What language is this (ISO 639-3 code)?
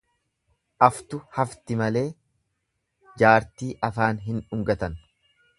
orm